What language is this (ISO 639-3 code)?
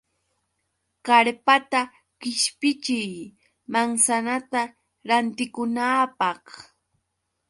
qux